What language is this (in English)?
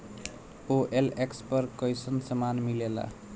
Bhojpuri